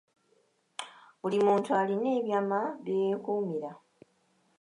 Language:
Ganda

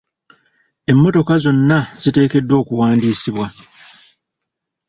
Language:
Ganda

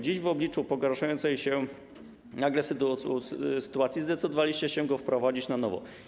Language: Polish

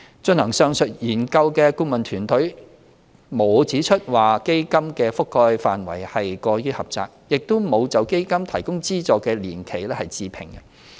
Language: Cantonese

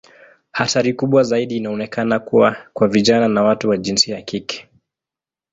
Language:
Swahili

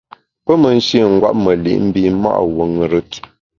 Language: Bamun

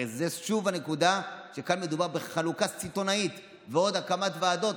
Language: Hebrew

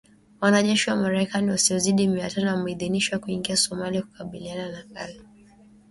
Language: Swahili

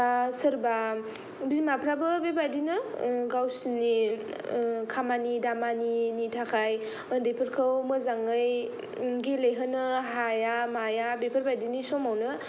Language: Bodo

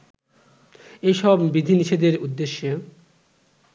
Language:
Bangla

